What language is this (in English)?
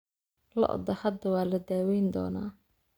Somali